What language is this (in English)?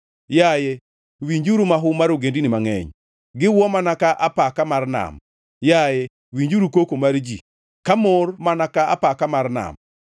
Luo (Kenya and Tanzania)